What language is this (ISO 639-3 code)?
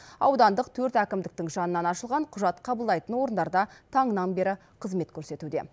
kaz